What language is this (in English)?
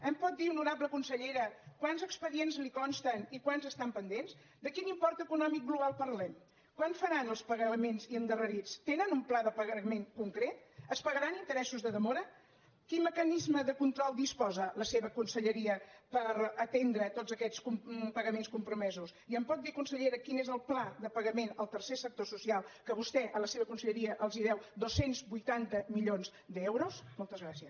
Catalan